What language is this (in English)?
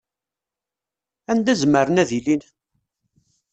Kabyle